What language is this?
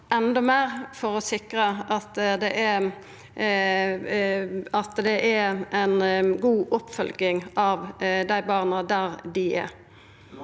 Norwegian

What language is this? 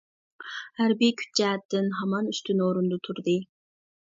Uyghur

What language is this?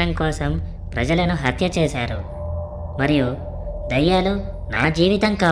Hindi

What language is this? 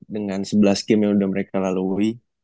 Indonesian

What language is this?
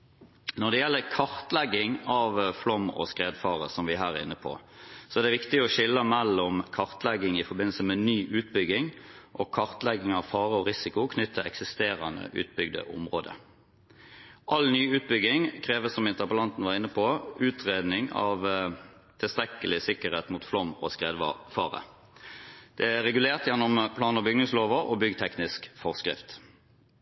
Norwegian Bokmål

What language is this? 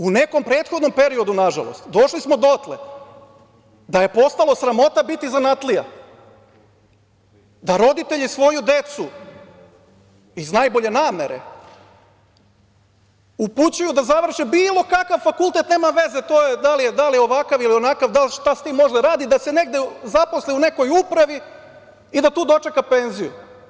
Serbian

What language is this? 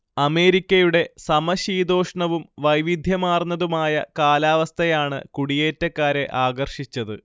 Malayalam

